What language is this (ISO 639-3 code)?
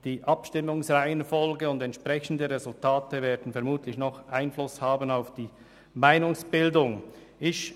gsw